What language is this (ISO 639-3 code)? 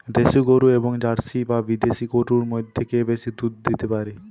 ben